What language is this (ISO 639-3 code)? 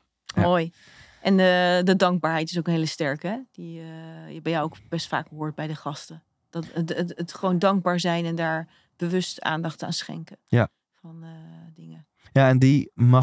nld